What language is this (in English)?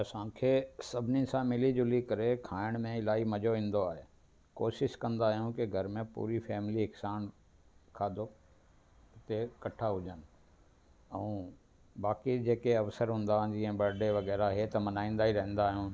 Sindhi